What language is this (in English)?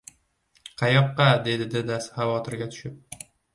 Uzbek